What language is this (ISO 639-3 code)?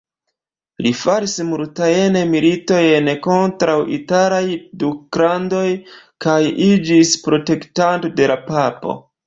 epo